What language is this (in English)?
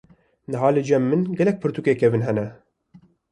Kurdish